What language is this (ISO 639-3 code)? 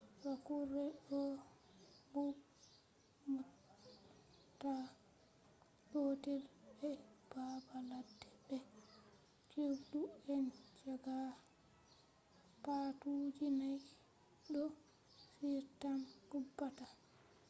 ful